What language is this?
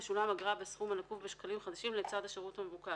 Hebrew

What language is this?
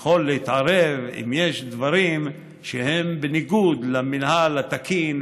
Hebrew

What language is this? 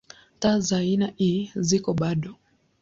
Swahili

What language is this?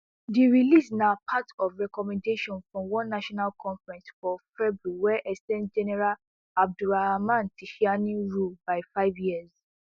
Nigerian Pidgin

